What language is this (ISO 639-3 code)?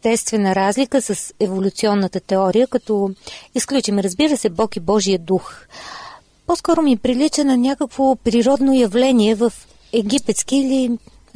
bul